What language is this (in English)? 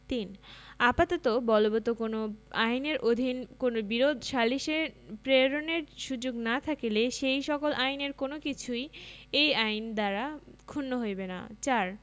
Bangla